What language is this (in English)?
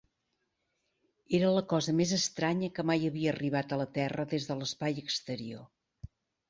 Catalan